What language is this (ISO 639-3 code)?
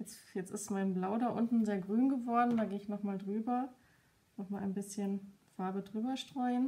deu